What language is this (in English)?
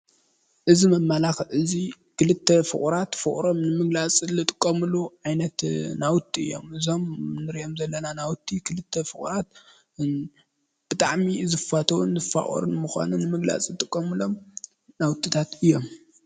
Tigrinya